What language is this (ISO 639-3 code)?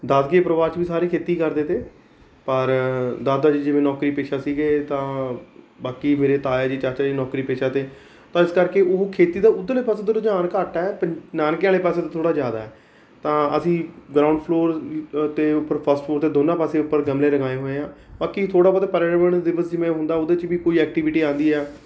pan